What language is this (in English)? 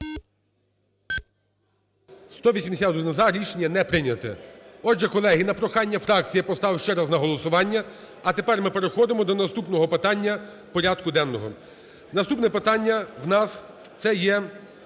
Ukrainian